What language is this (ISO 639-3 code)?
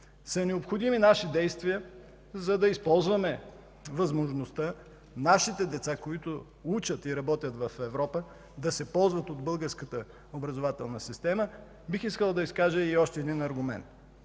bul